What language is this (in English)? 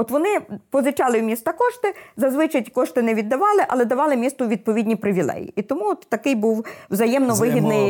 Ukrainian